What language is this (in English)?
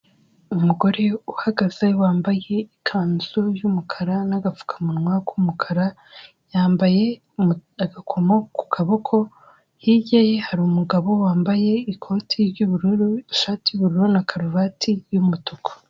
Kinyarwanda